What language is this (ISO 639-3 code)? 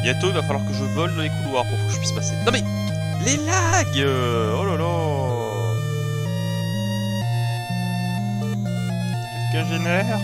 fra